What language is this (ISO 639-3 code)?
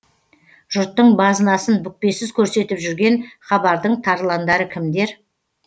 kaz